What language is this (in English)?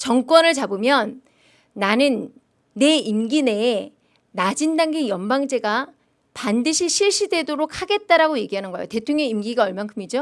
Korean